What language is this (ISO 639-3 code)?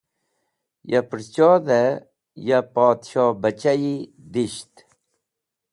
wbl